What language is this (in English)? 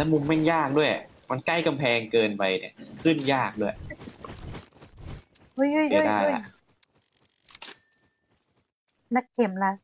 Thai